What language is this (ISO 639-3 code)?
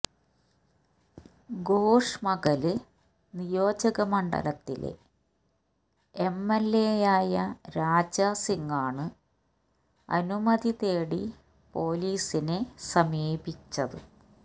mal